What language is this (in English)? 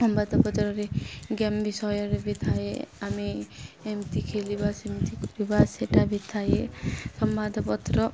Odia